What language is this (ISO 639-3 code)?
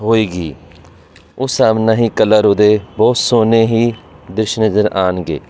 pan